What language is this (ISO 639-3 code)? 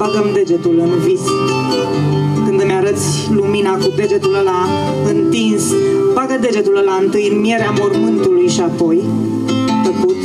ron